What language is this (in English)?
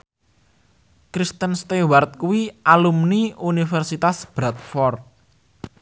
Javanese